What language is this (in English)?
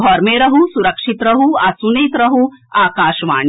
Maithili